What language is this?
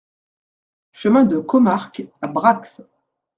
French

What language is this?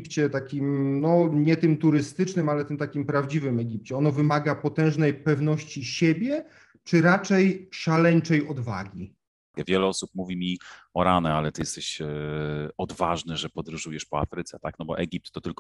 Polish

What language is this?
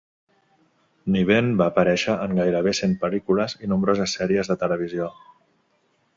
Catalan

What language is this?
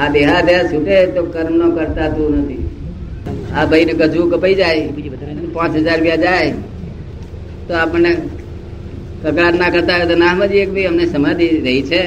Gujarati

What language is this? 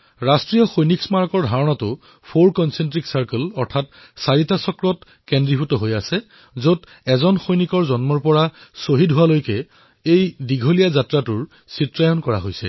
Assamese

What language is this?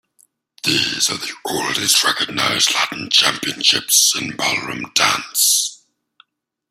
English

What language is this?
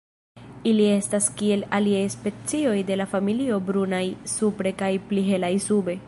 Esperanto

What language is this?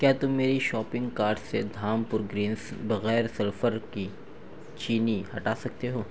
Urdu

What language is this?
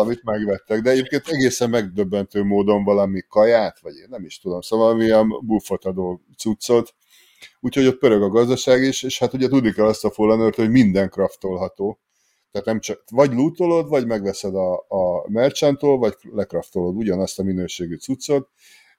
Hungarian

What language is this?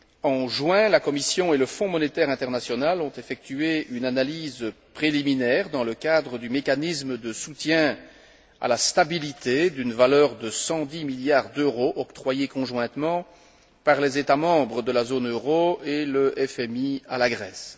French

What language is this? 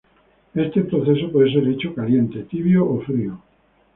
Spanish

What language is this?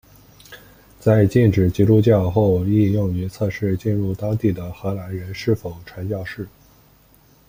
Chinese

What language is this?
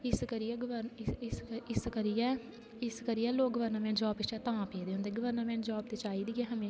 Dogri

